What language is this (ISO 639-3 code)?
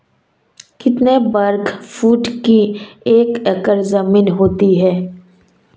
hin